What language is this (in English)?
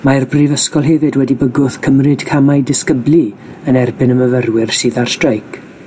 Welsh